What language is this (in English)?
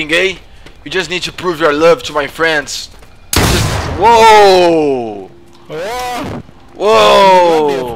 Portuguese